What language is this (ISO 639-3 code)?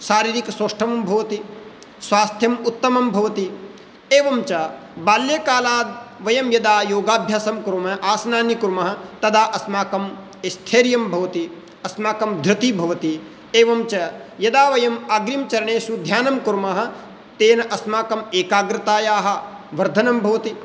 san